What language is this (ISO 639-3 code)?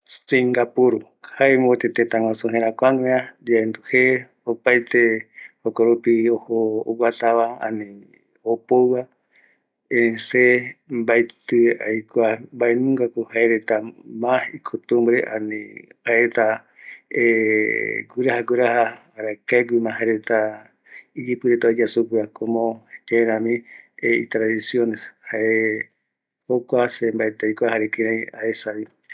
gui